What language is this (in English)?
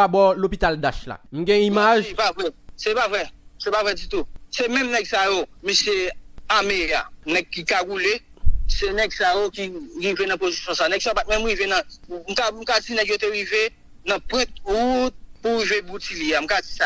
French